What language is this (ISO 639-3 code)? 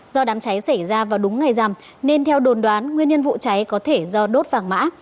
vie